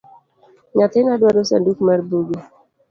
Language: Luo (Kenya and Tanzania)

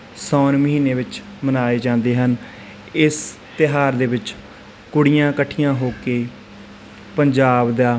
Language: Punjabi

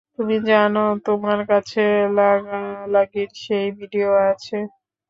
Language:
Bangla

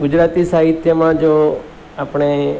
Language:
Gujarati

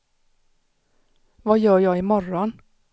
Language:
Swedish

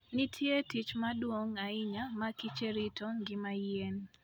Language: Luo (Kenya and Tanzania)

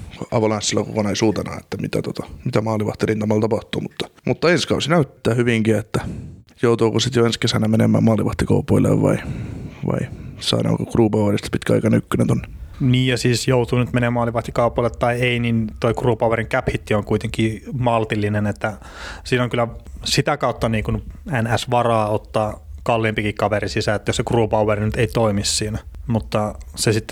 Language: Finnish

